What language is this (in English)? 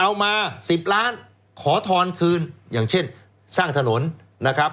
Thai